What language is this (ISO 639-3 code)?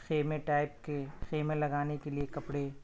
urd